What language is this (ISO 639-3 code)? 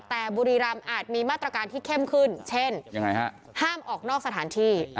tha